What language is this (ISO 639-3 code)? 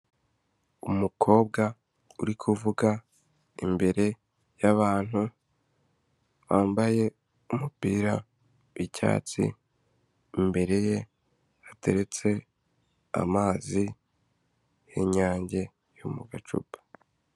kin